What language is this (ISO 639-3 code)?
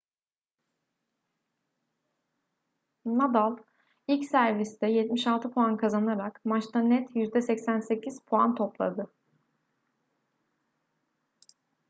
tur